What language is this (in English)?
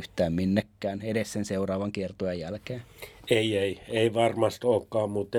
Finnish